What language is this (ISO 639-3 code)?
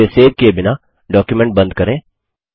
hin